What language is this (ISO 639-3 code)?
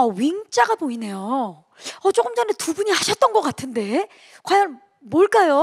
kor